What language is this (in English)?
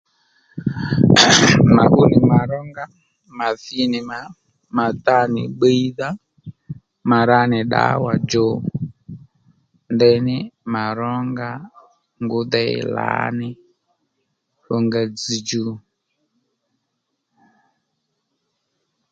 Lendu